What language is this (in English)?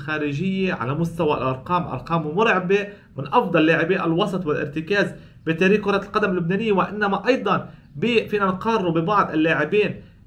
Arabic